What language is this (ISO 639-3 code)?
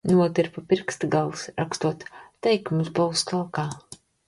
lav